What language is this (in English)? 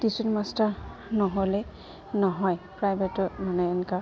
Assamese